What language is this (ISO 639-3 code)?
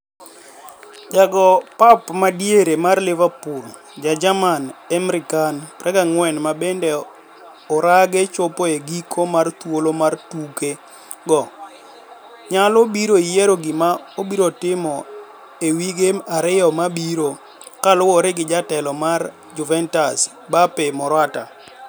luo